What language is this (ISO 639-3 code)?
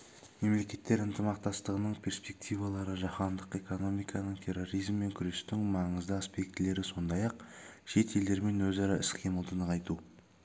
kaz